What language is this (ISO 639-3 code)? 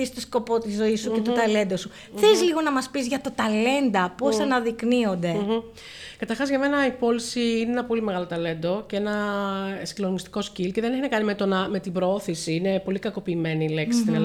ell